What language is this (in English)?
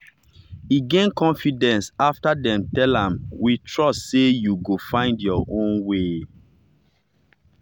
Nigerian Pidgin